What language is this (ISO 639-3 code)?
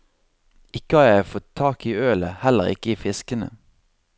nor